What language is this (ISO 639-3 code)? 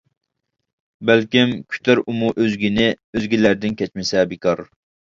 uig